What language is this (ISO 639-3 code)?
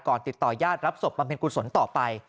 tha